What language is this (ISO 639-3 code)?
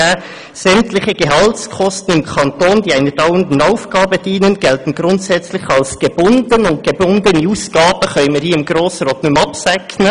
gsw